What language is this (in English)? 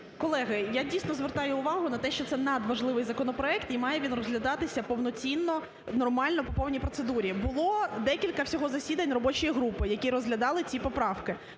Ukrainian